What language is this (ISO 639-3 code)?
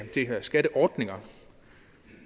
dan